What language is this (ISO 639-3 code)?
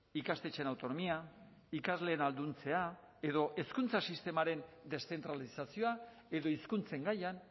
eus